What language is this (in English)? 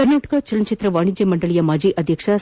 Kannada